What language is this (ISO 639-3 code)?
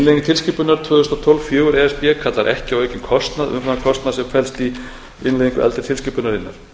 isl